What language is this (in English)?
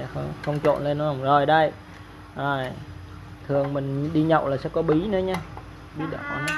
Vietnamese